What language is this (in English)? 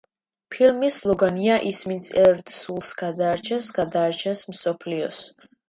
Georgian